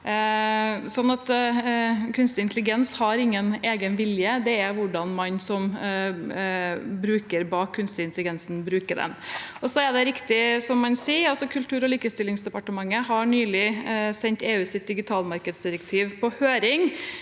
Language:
Norwegian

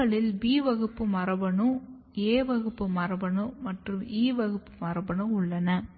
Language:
Tamil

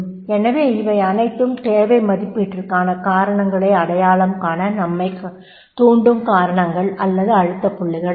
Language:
Tamil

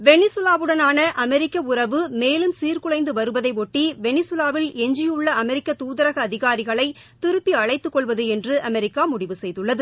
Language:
Tamil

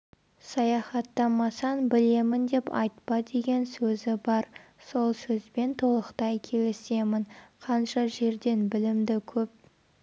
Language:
Kazakh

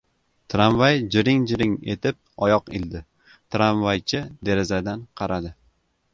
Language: Uzbek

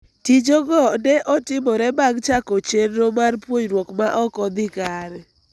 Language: Luo (Kenya and Tanzania)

